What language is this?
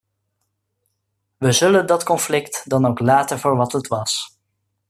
Dutch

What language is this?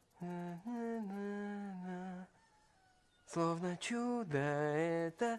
Russian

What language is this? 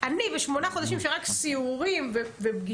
Hebrew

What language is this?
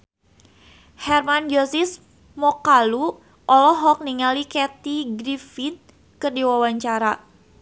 Sundanese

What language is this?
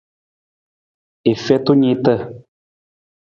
Nawdm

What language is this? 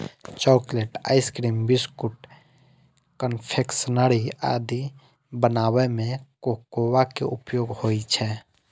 Maithili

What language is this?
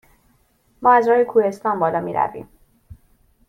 Persian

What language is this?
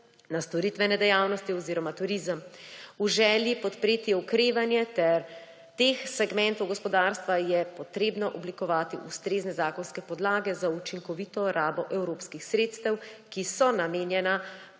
Slovenian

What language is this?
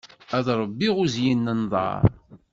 Kabyle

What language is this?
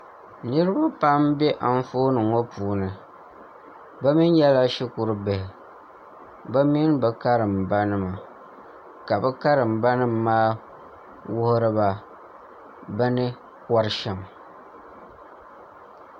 Dagbani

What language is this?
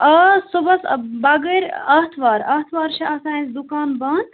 Kashmiri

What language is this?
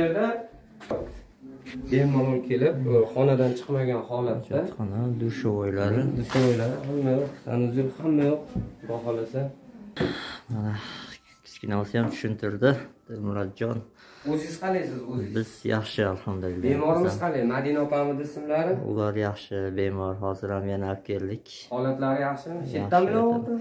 Turkish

